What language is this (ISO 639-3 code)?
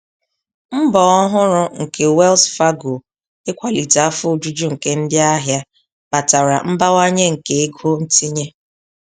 ibo